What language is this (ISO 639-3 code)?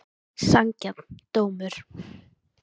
isl